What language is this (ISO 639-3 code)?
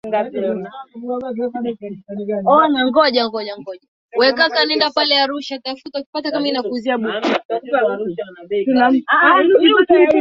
swa